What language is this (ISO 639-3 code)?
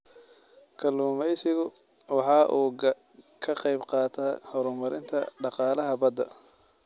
som